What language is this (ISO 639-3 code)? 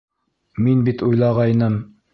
bak